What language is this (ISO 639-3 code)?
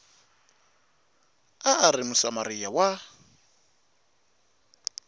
tso